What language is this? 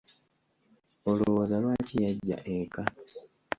Ganda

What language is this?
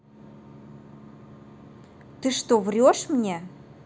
Russian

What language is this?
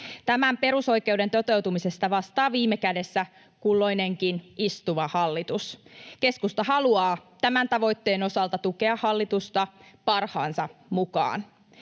Finnish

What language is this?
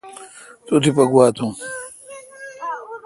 Kalkoti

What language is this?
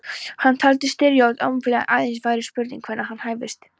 Icelandic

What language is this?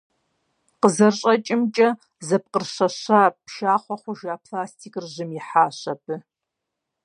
Kabardian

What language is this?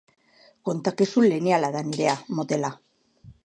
Basque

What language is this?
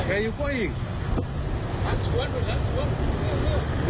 Thai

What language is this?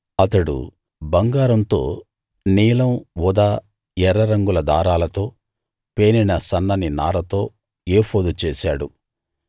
Telugu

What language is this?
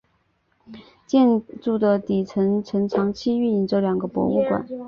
Chinese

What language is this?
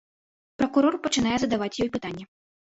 Belarusian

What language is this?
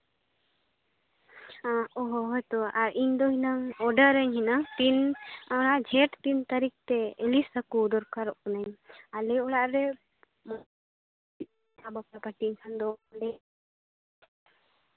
Santali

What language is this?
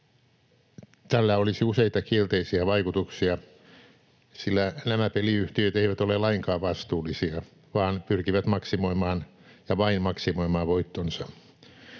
Finnish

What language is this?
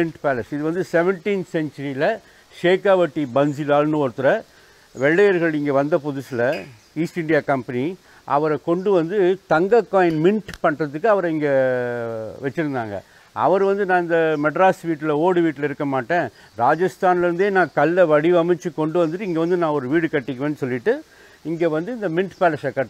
Tamil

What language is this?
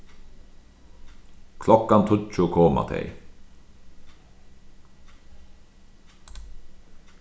Faroese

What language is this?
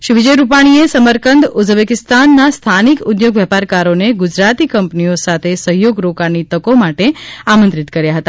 Gujarati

